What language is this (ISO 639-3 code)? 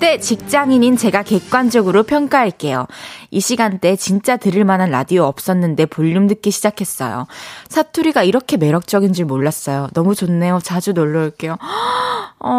kor